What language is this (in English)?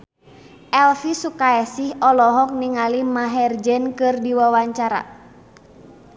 Sundanese